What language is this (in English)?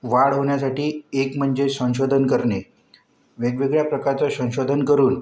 Marathi